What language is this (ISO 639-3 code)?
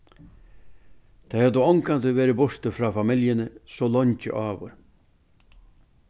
fao